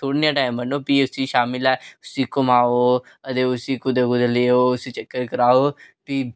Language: Dogri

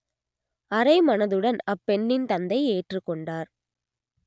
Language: Tamil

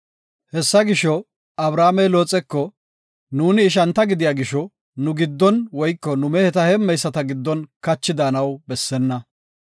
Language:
Gofa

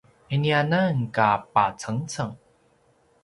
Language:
Paiwan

